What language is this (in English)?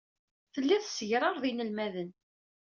Kabyle